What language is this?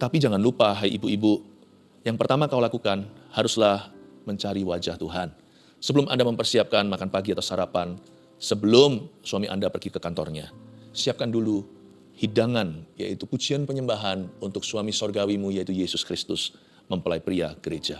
Indonesian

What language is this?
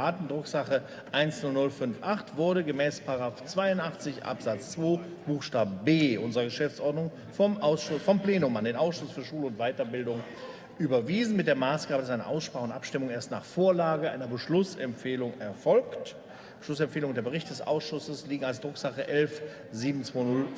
German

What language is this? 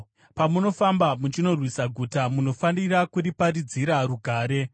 Shona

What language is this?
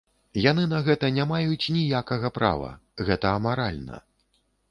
Belarusian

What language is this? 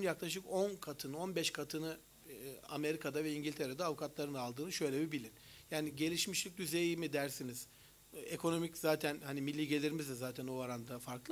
Turkish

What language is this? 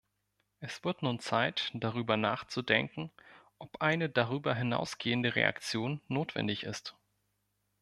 German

